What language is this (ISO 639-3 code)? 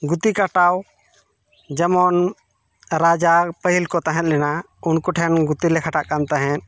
sat